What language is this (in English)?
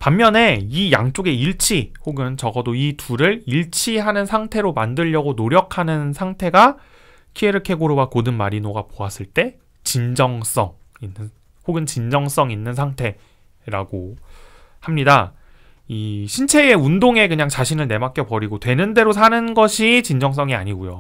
Korean